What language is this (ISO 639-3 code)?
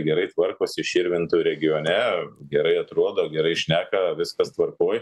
lit